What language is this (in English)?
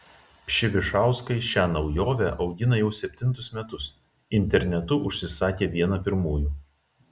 Lithuanian